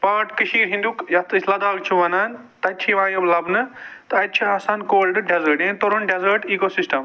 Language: Kashmiri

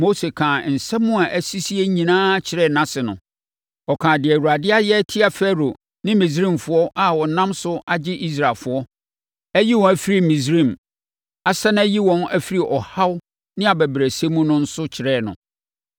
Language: Akan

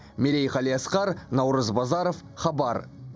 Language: Kazakh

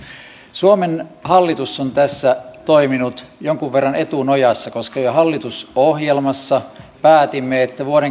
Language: Finnish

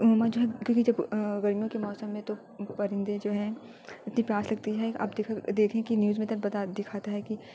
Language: Urdu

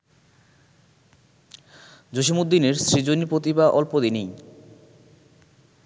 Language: Bangla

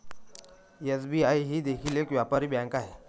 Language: Marathi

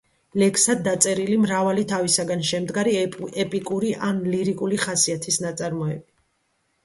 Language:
Georgian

